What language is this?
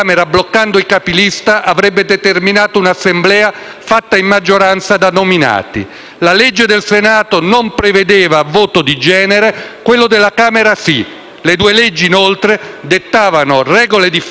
Italian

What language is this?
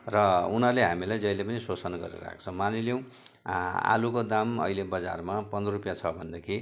Nepali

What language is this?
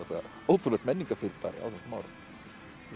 Icelandic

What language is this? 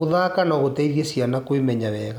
Kikuyu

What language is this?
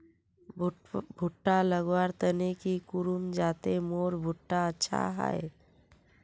Magahi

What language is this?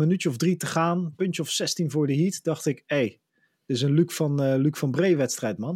Dutch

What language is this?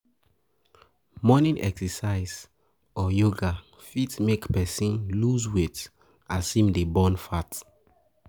Nigerian Pidgin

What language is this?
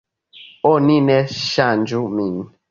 Esperanto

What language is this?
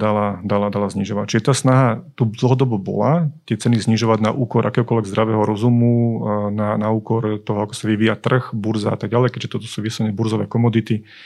Slovak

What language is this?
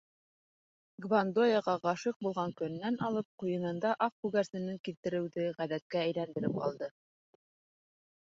Bashkir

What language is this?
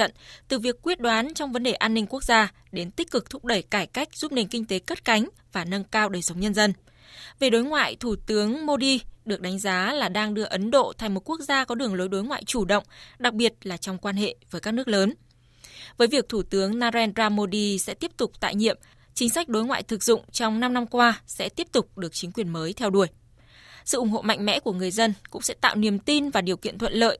Vietnamese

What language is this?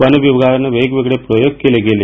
Marathi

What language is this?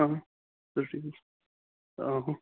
Kashmiri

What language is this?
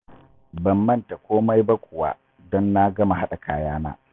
Hausa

